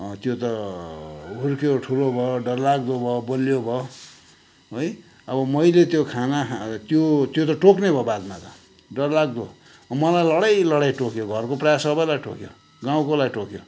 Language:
Nepali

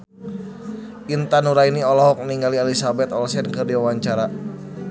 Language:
Sundanese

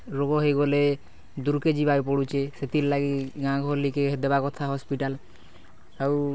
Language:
Odia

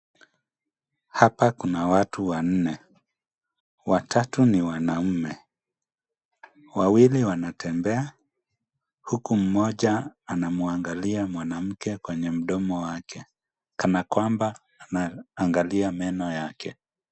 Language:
Swahili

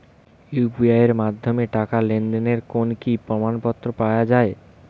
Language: Bangla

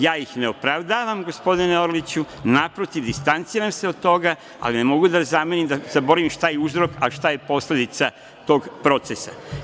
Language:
Serbian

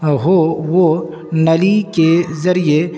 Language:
Urdu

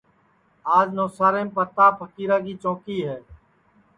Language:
Sansi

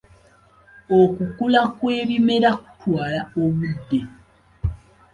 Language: Ganda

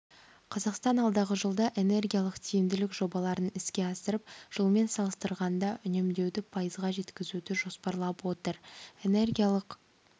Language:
Kazakh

